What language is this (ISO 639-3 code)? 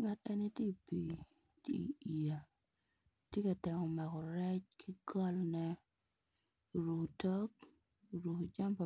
ach